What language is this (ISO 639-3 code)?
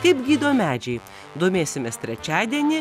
lit